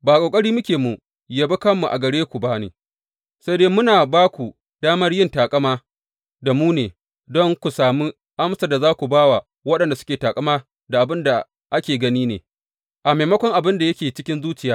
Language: Hausa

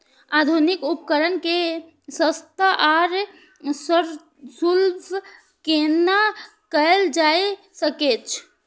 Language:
Maithili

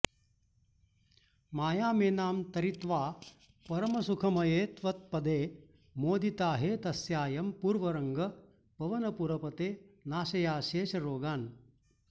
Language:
Sanskrit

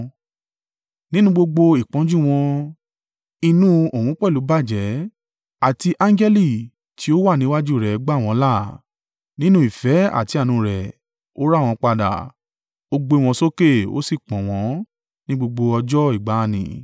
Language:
Yoruba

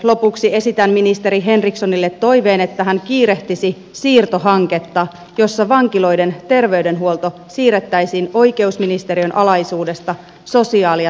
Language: Finnish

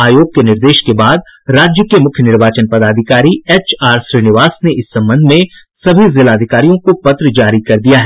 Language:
Hindi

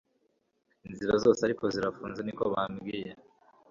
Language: Kinyarwanda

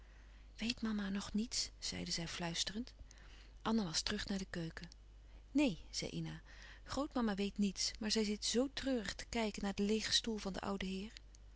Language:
Dutch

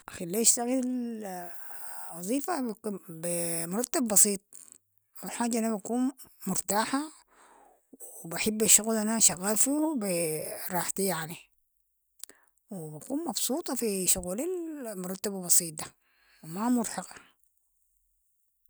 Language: Sudanese Arabic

